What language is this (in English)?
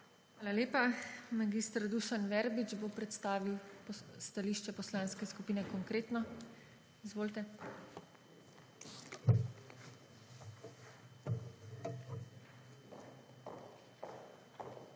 Slovenian